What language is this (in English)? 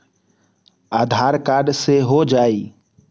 Magahi